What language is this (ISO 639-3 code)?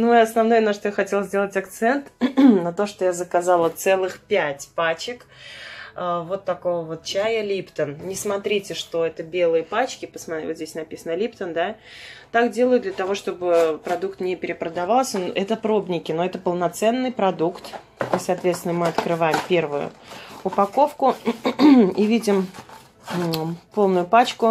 rus